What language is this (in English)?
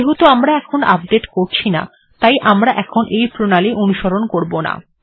Bangla